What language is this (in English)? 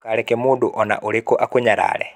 Kikuyu